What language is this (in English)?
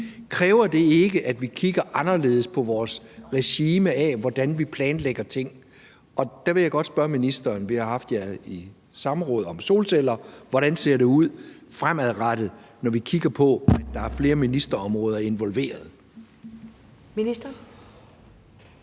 Danish